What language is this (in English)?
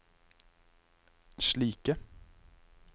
Norwegian